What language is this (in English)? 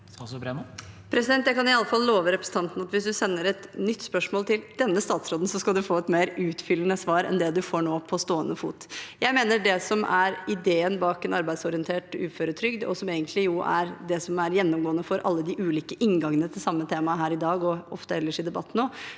Norwegian